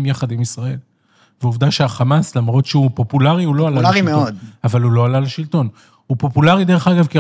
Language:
Hebrew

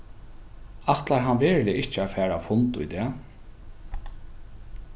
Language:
Faroese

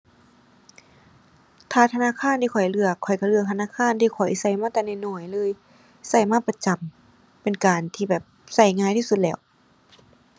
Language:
Thai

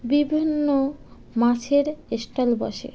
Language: Bangla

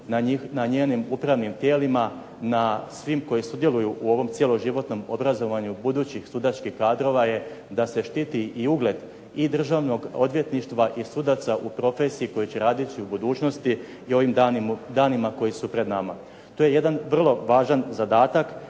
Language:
Croatian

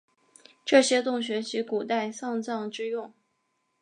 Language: Chinese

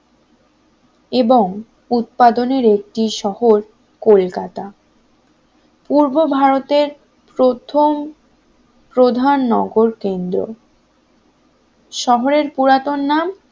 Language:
Bangla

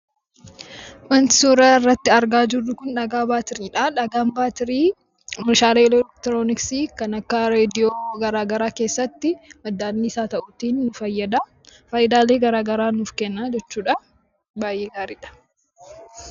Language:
Oromo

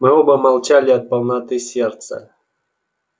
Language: Russian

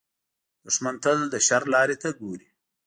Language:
Pashto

